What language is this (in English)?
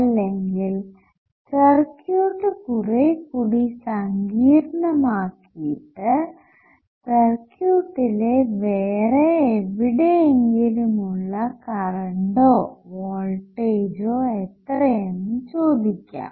Malayalam